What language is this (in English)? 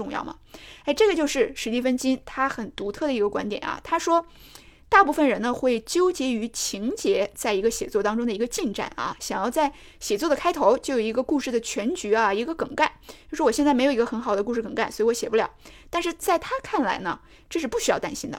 Chinese